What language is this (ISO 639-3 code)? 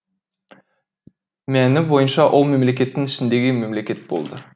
kaz